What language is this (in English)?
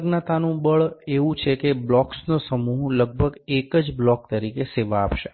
Gujarati